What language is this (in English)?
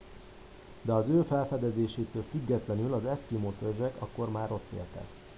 Hungarian